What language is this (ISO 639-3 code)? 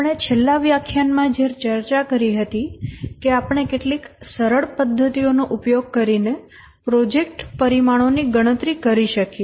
guj